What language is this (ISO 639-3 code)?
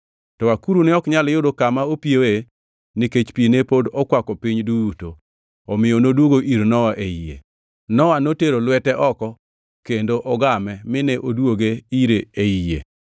luo